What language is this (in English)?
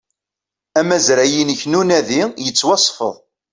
Kabyle